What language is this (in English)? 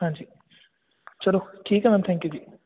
Punjabi